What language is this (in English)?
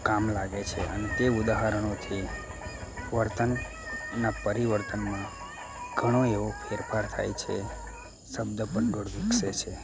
Gujarati